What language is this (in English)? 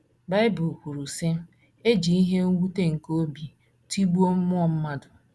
Igbo